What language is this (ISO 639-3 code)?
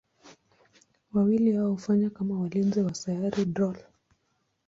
swa